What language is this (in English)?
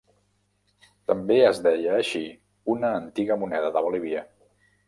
Catalan